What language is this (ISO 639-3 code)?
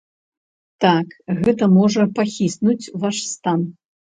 bel